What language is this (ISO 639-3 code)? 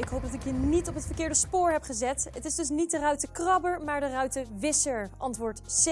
nld